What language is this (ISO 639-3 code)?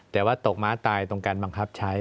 tha